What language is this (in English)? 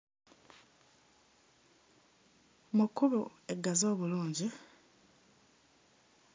Ganda